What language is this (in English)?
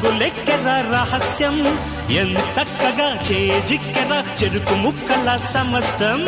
Hindi